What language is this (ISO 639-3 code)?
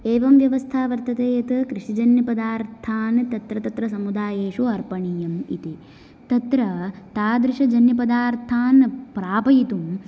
san